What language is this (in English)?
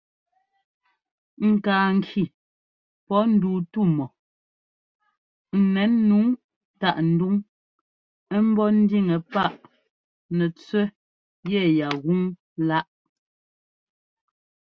Ngomba